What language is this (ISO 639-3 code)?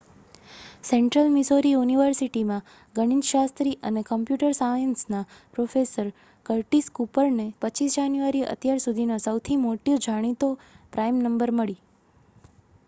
guj